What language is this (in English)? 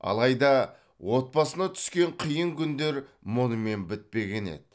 Kazakh